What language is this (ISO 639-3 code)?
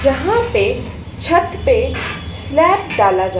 hin